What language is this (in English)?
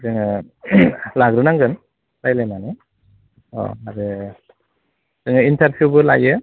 Bodo